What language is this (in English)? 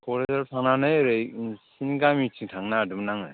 Bodo